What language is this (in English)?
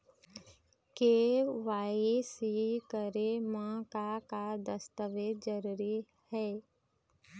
Chhattisgarhi